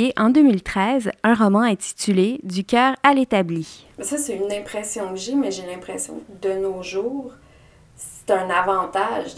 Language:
French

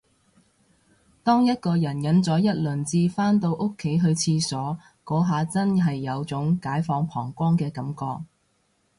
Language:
Cantonese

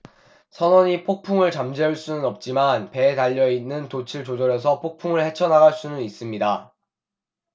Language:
Korean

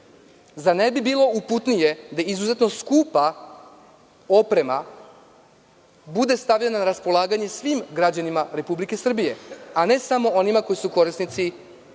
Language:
Serbian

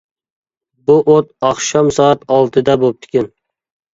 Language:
Uyghur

